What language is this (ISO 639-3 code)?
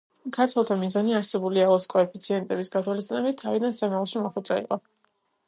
kat